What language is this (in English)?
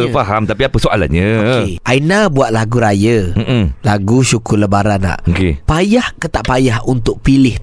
Malay